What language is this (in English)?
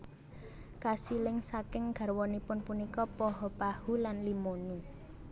Javanese